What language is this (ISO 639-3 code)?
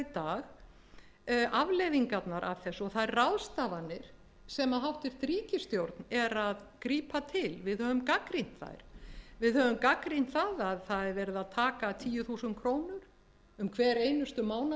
isl